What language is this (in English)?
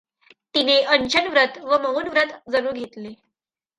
Marathi